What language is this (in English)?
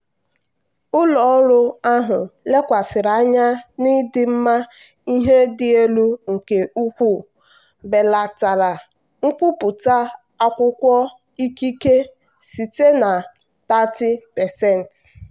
Igbo